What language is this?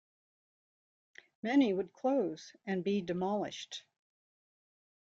English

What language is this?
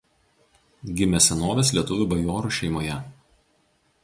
Lithuanian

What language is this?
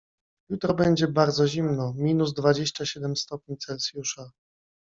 Polish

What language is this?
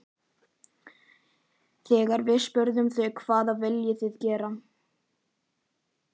Icelandic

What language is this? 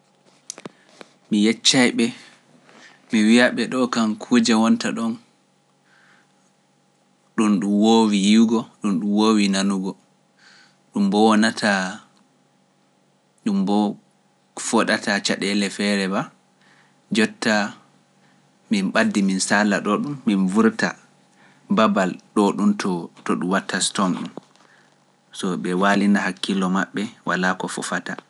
Pular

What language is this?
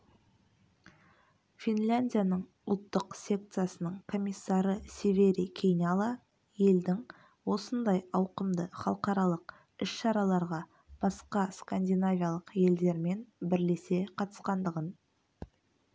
Kazakh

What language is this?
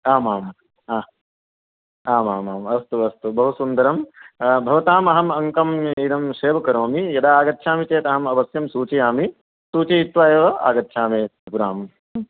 Sanskrit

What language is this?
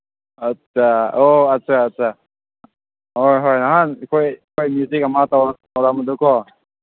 Manipuri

